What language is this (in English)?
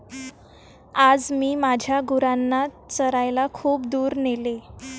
Marathi